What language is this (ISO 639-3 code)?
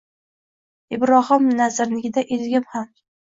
uzb